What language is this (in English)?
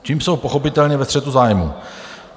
Czech